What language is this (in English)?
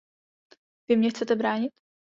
Czech